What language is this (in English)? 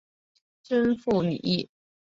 Chinese